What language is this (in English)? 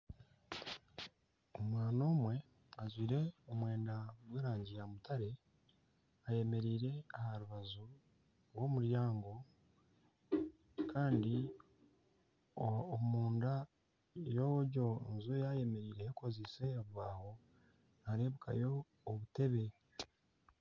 Nyankole